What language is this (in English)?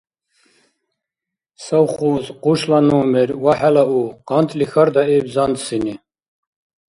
Dargwa